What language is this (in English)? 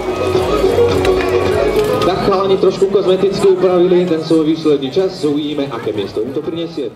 Czech